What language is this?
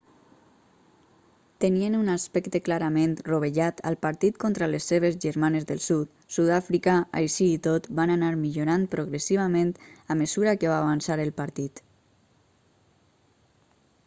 Catalan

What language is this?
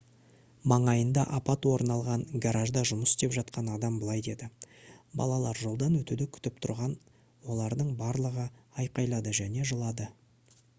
Kazakh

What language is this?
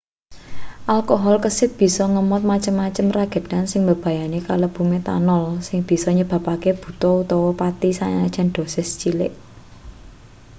Javanese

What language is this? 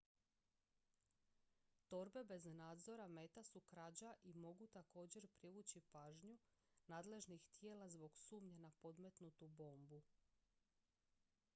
Croatian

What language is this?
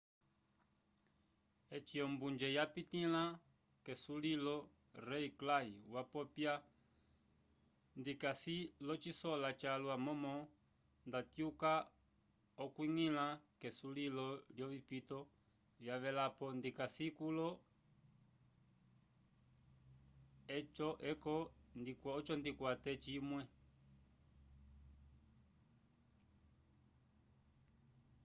Umbundu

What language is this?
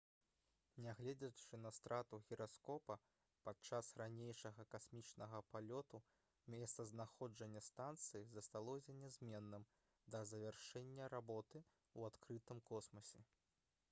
Belarusian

